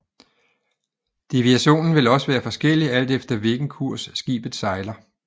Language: Danish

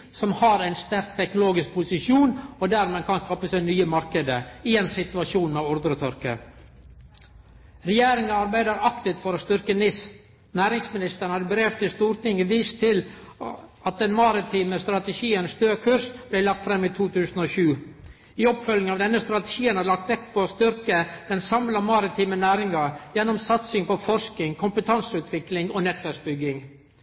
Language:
Norwegian Nynorsk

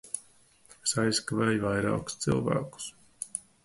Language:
Latvian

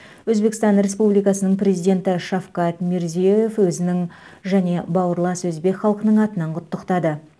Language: Kazakh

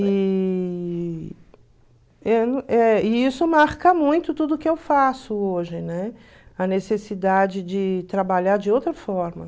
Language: Portuguese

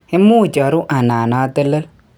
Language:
Kalenjin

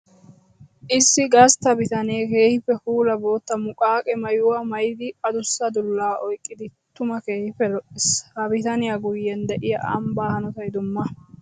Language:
Wolaytta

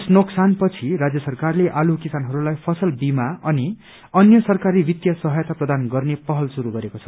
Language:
Nepali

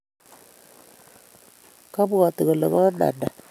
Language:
Kalenjin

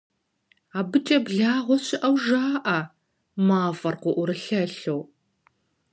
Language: Kabardian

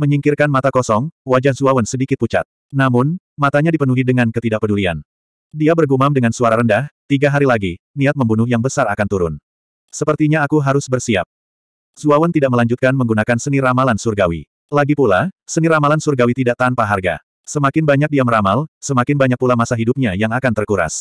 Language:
Indonesian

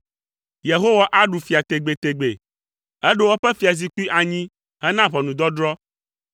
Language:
Ewe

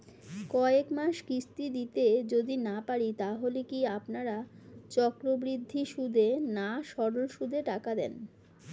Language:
Bangla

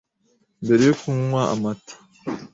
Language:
Kinyarwanda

